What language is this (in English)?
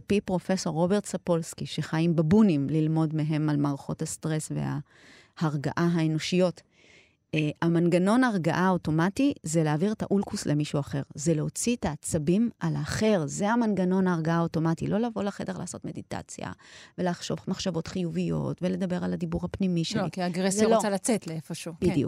Hebrew